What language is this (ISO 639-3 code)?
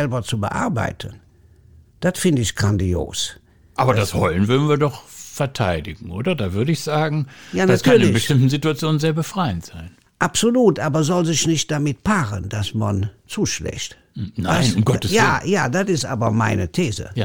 deu